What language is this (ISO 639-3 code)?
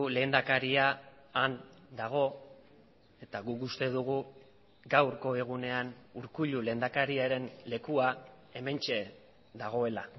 eus